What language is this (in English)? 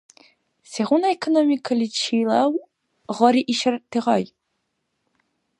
Dargwa